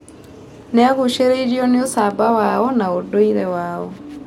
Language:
Kikuyu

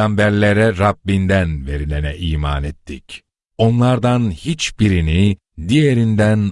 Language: Turkish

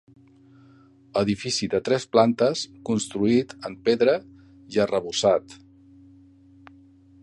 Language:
Catalan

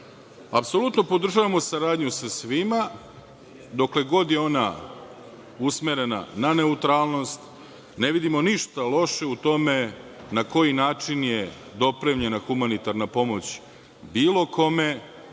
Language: Serbian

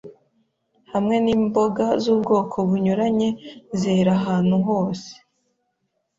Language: Kinyarwanda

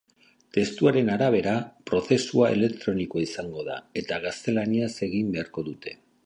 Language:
Basque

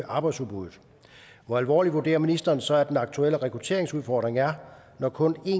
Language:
Danish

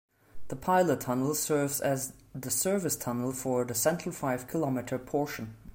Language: English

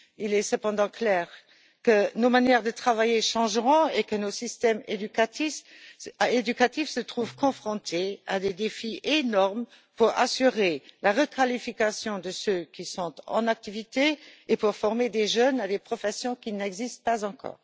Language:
French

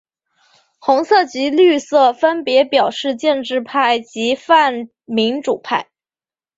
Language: Chinese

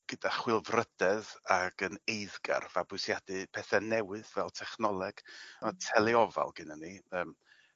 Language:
Welsh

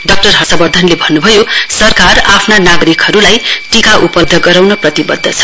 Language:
Nepali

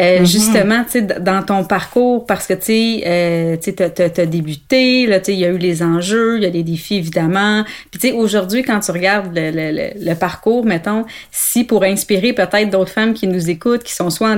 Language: French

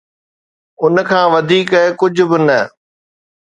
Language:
Sindhi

